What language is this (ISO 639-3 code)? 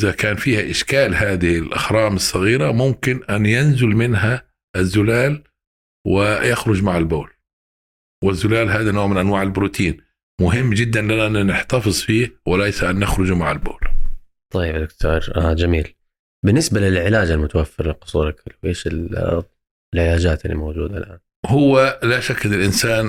ara